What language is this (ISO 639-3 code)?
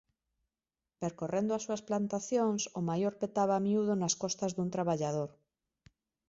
glg